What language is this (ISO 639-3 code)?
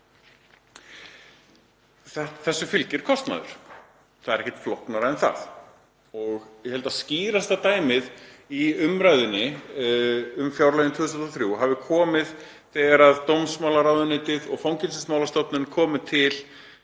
isl